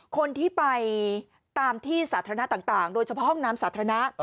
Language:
Thai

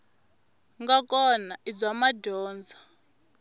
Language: Tsonga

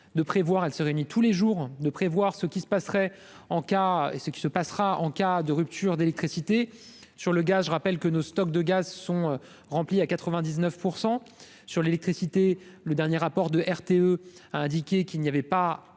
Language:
French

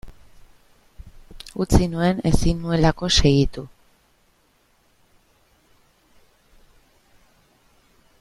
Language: Basque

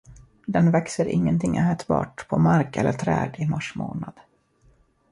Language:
Swedish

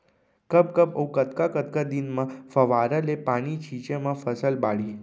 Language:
Chhattisgarhi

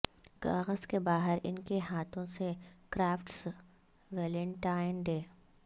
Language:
Urdu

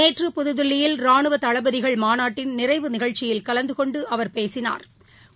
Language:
Tamil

